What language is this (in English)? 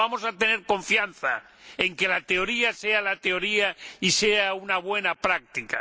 Spanish